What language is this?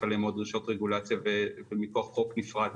Hebrew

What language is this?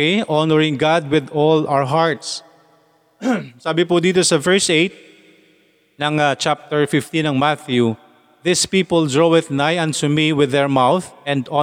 Filipino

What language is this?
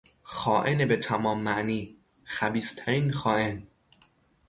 Persian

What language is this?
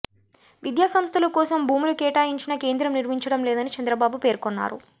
Telugu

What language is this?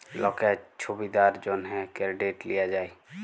Bangla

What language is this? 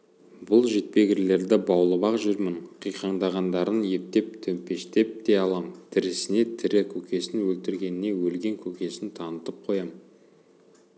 Kazakh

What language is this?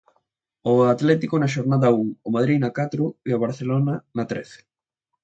Galician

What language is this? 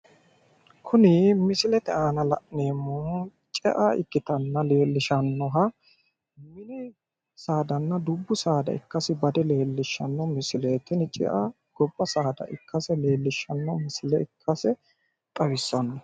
Sidamo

